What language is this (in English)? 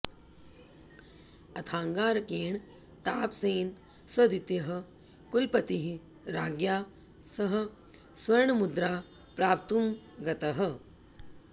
Sanskrit